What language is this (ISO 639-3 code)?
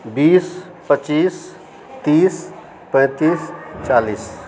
mai